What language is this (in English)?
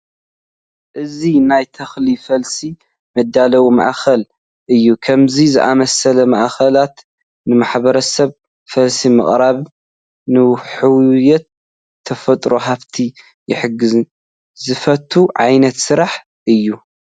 Tigrinya